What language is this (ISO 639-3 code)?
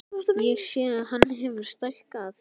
isl